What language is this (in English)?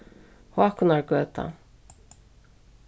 Faroese